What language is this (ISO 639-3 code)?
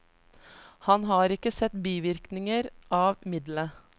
nor